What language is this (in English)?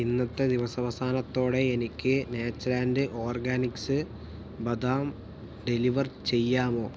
Malayalam